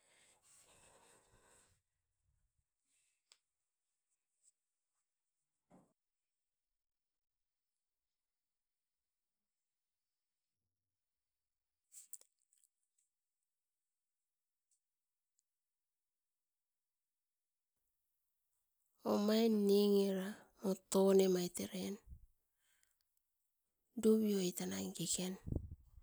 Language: Askopan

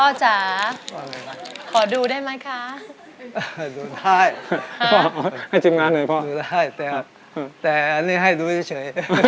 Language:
Thai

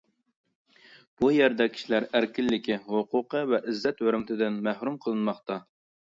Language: Uyghur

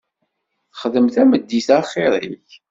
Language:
Kabyle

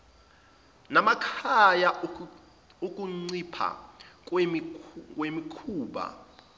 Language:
Zulu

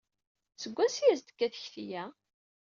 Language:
Kabyle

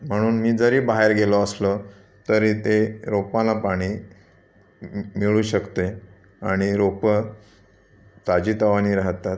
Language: Marathi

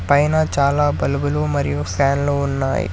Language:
Telugu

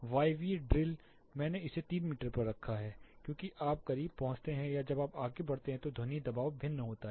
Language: Hindi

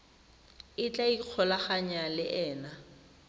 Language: Tswana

